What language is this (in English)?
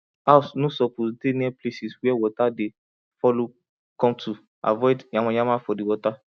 Nigerian Pidgin